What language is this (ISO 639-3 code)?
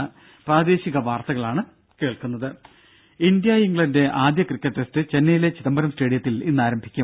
mal